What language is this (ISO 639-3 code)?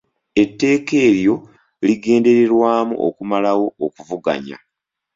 lug